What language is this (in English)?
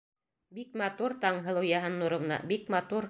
Bashkir